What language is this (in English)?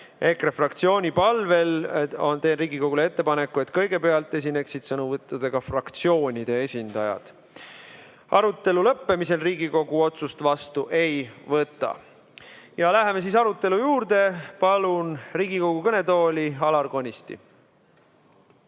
Estonian